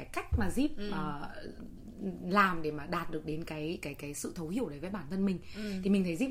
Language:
Vietnamese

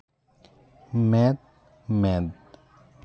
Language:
Santali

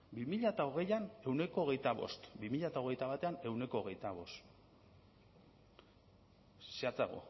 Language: Basque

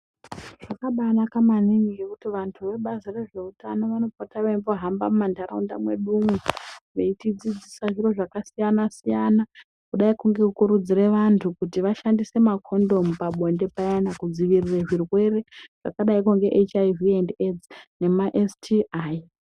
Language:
Ndau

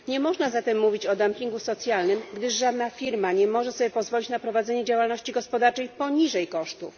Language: Polish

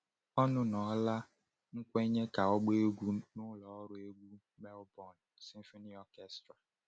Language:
Igbo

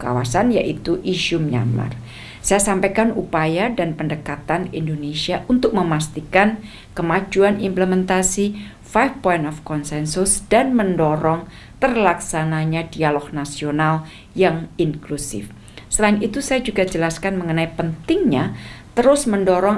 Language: Indonesian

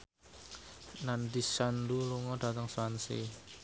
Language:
Javanese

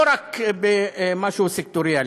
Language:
Hebrew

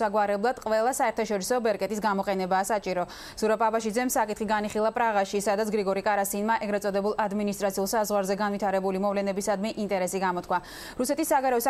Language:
Georgian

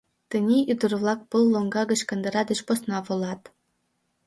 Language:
Mari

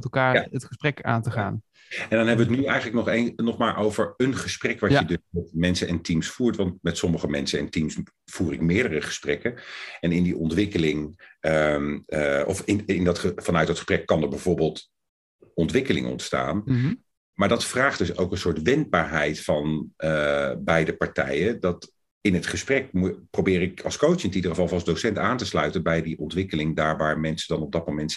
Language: Dutch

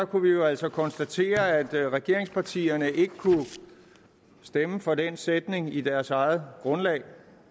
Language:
Danish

